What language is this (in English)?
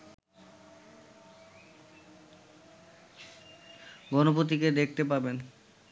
Bangla